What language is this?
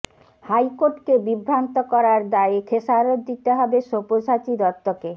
Bangla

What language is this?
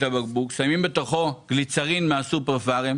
Hebrew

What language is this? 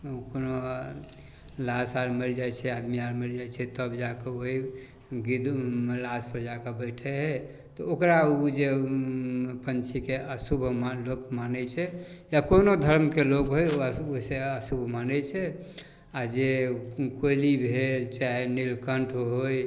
Maithili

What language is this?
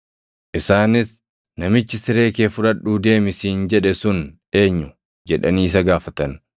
Oromo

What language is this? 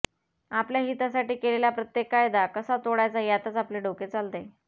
Marathi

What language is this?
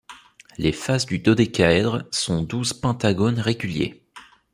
French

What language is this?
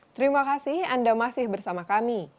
Indonesian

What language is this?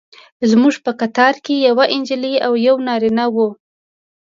Pashto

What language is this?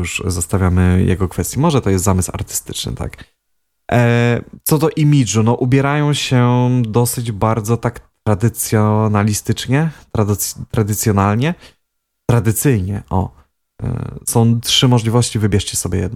Polish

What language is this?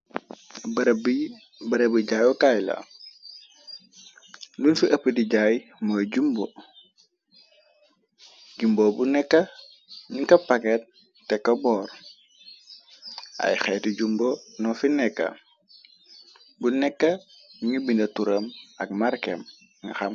Wolof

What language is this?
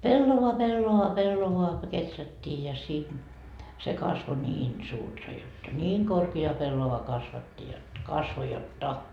Finnish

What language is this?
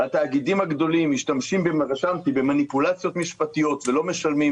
Hebrew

